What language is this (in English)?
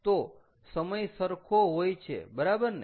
Gujarati